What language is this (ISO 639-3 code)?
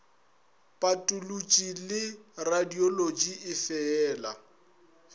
nso